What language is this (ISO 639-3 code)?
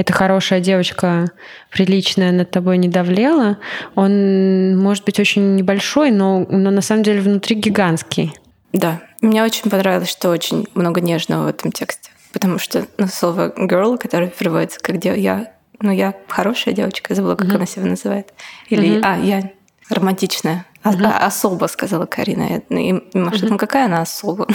rus